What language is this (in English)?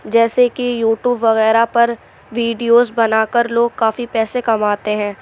Urdu